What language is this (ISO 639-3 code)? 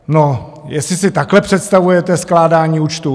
ces